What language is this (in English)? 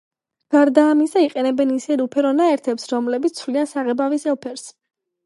Georgian